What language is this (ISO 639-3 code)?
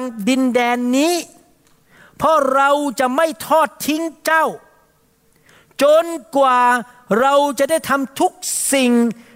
tha